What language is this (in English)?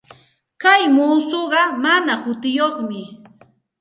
Santa Ana de Tusi Pasco Quechua